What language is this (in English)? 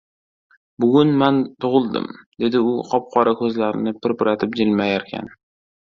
Uzbek